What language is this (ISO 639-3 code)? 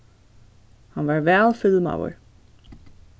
fao